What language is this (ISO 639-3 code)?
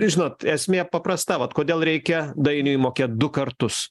lit